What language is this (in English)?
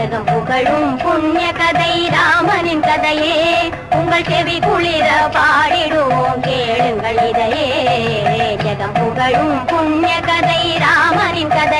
Thai